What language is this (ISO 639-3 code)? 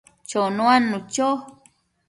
mcf